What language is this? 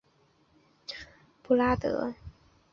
Chinese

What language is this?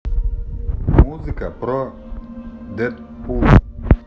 Russian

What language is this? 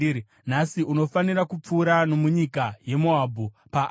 Shona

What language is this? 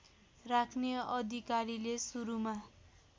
Nepali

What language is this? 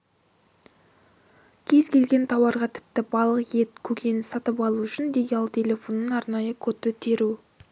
Kazakh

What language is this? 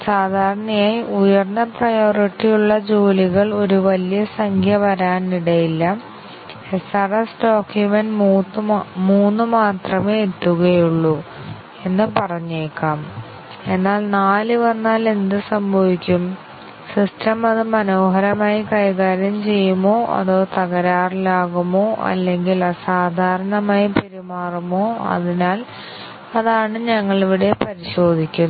Malayalam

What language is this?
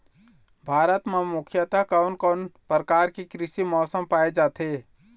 Chhattisgarhi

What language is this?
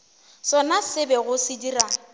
Northern Sotho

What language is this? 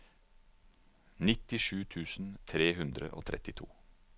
Norwegian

